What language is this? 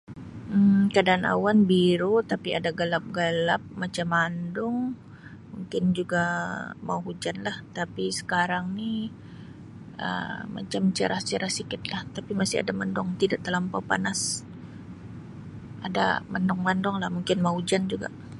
Sabah Malay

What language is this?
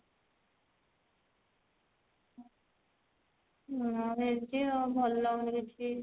Odia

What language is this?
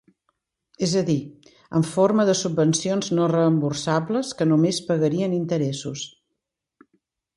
Catalan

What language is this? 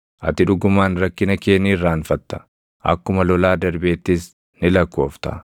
Oromo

